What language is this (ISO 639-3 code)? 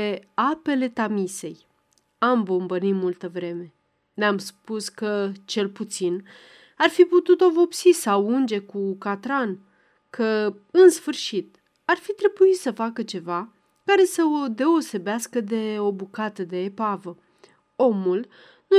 ron